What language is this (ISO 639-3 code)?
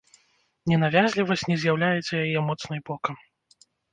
bel